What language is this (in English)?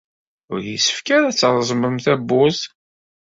Kabyle